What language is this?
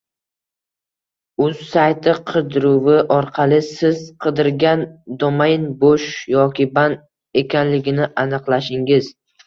Uzbek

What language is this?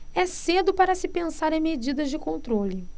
Portuguese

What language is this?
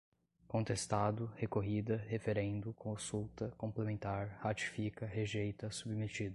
Portuguese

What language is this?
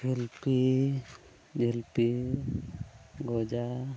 Santali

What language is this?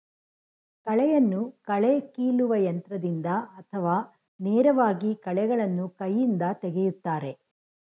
Kannada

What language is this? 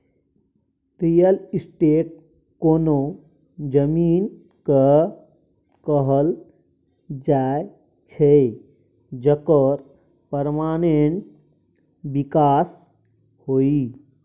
Maithili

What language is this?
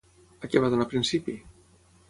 Catalan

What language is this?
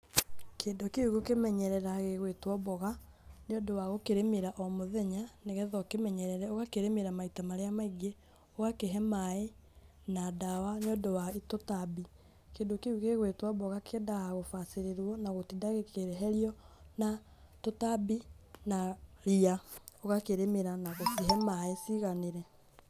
Kikuyu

